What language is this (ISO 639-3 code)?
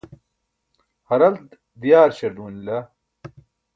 bsk